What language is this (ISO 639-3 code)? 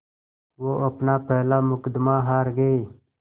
hin